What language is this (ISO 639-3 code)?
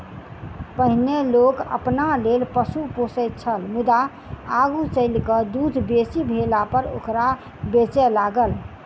mai